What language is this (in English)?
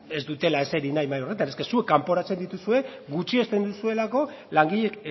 Basque